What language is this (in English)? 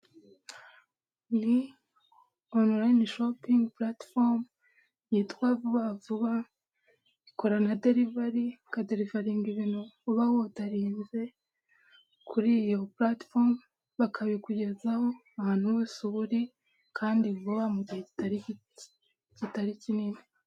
Kinyarwanda